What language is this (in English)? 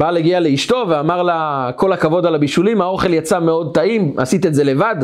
Hebrew